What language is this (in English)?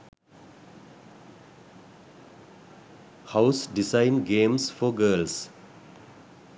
Sinhala